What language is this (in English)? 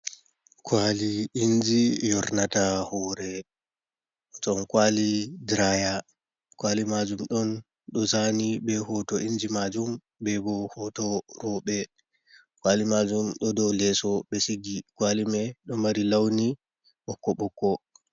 Fula